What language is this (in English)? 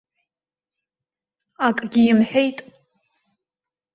Abkhazian